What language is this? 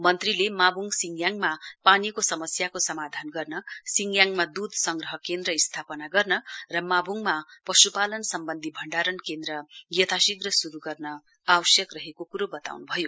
Nepali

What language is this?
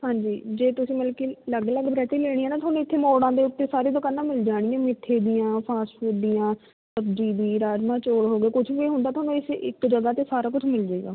Punjabi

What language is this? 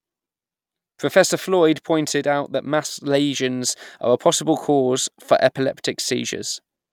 English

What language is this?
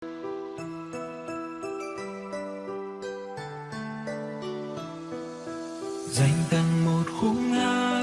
Vietnamese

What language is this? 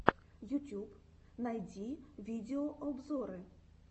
Russian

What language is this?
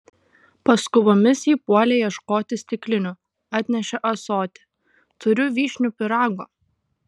Lithuanian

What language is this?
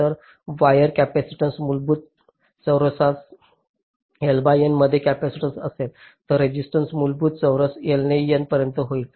Marathi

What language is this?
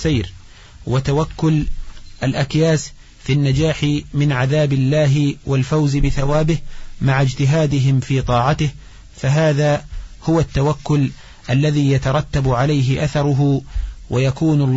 Arabic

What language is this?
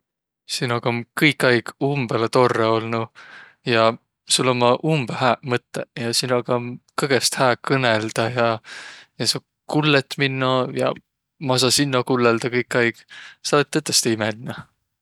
Võro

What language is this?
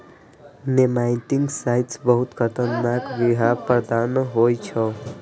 Maithili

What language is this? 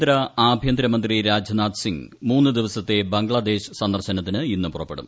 Malayalam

